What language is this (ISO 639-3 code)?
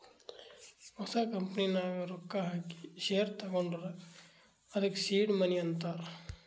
kan